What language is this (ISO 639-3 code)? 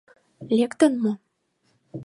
chm